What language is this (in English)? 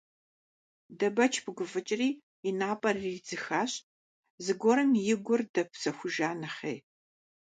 Kabardian